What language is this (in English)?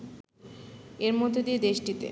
Bangla